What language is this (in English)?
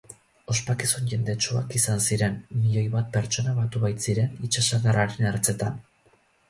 Basque